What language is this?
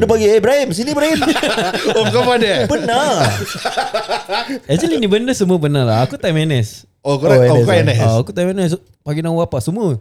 Malay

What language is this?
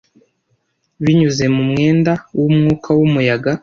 Kinyarwanda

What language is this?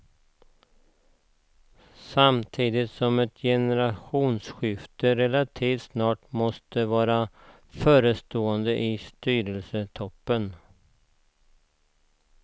Swedish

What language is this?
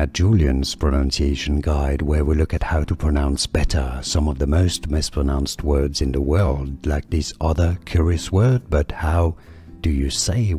English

